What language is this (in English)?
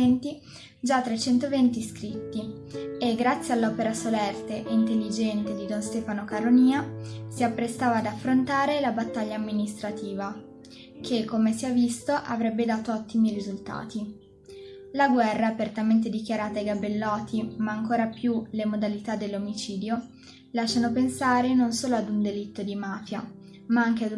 Italian